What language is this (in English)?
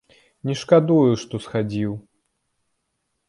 Belarusian